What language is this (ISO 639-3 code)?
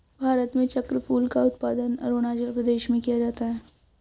hin